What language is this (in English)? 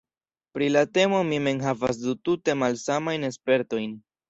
Esperanto